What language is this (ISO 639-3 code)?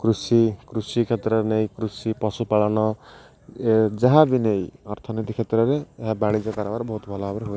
ori